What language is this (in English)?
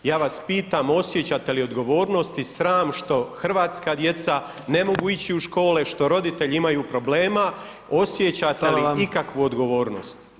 Croatian